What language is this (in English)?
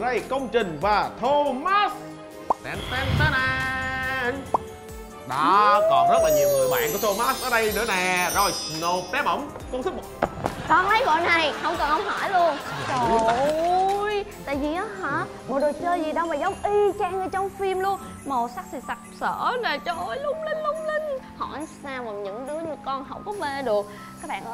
Vietnamese